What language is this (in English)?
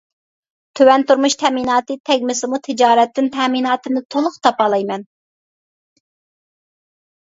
Uyghur